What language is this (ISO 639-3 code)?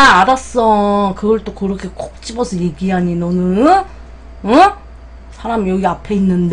kor